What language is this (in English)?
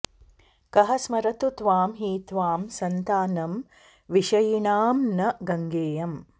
Sanskrit